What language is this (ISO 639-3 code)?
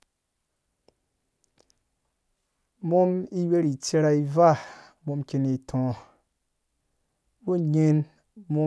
ldb